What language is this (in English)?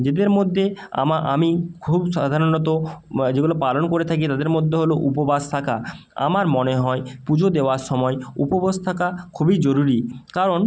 Bangla